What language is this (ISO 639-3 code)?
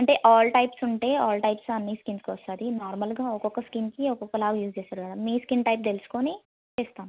tel